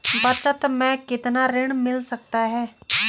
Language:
Hindi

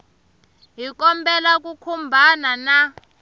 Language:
Tsonga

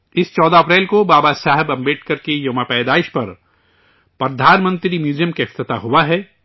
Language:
Urdu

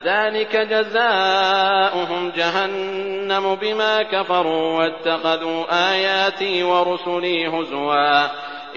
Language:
Arabic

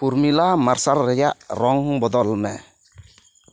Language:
Santali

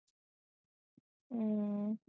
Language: Punjabi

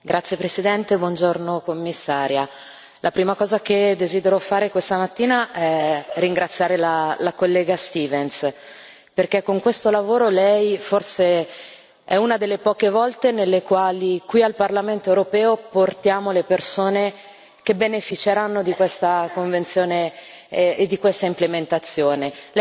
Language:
Italian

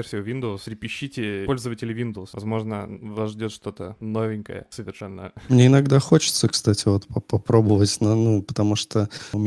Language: Russian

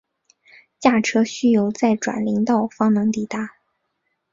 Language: Chinese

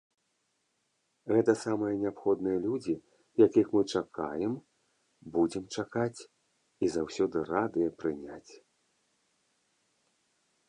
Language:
Belarusian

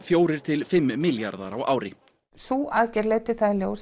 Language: Icelandic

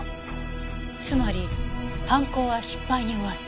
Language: Japanese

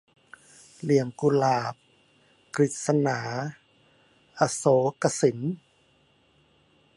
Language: Thai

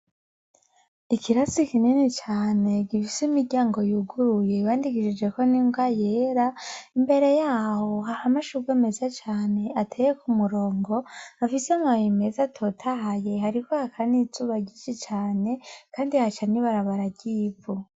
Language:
Rundi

